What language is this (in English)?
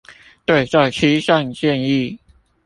Chinese